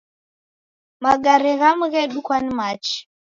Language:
Taita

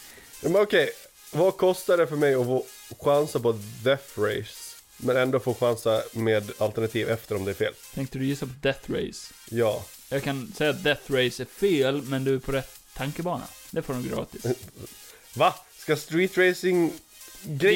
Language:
Swedish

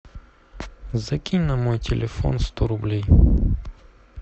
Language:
Russian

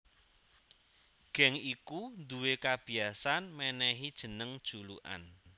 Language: Javanese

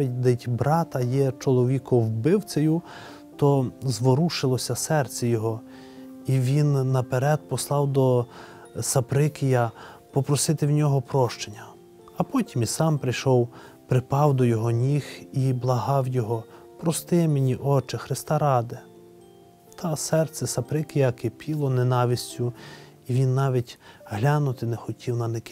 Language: Ukrainian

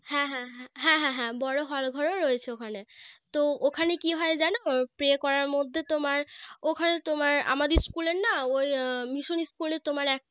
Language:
Bangla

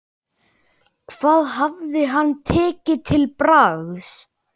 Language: Icelandic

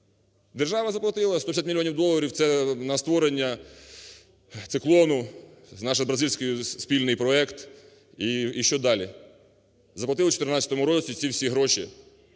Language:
Ukrainian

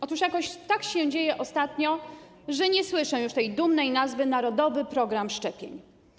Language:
Polish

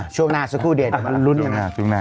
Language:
Thai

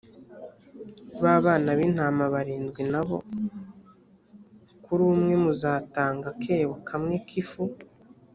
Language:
Kinyarwanda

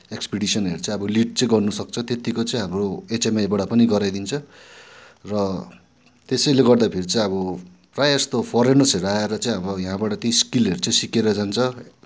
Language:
Nepali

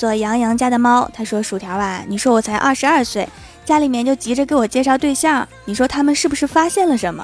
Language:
Chinese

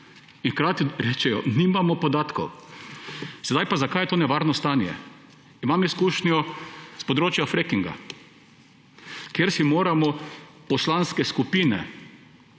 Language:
Slovenian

